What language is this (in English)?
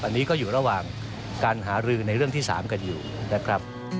Thai